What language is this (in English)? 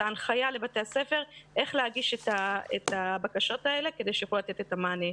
Hebrew